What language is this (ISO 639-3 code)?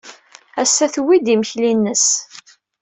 kab